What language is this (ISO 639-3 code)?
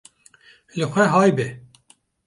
kur